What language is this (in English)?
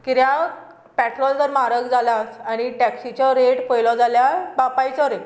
Konkani